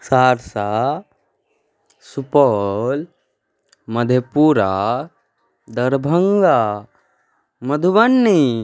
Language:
Maithili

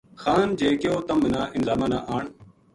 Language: Gujari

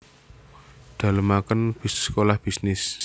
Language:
Javanese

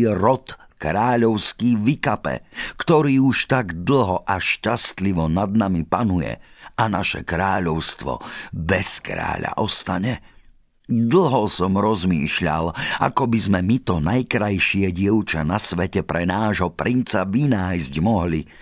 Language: Slovak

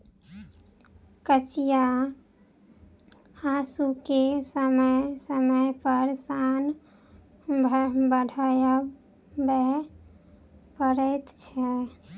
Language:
Maithili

